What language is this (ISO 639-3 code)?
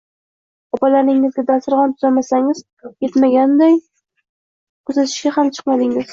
uzb